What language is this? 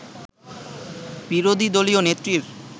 Bangla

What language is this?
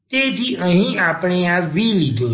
Gujarati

